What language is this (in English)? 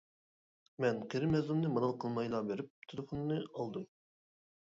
Uyghur